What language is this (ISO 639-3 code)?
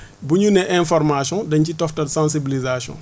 wol